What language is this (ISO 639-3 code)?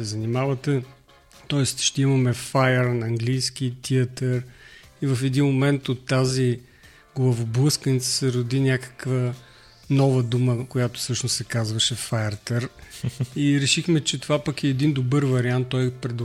bul